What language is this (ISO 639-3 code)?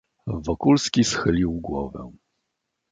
pol